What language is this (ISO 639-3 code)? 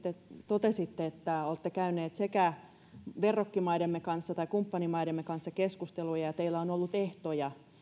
fin